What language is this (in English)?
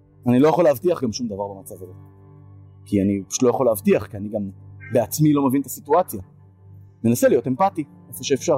Hebrew